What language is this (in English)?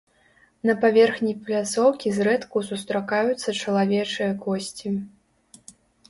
Belarusian